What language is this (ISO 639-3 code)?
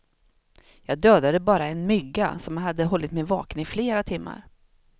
swe